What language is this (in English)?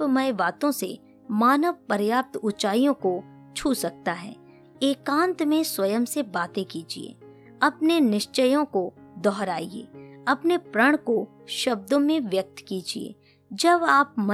Hindi